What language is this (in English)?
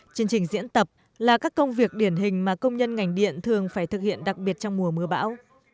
Vietnamese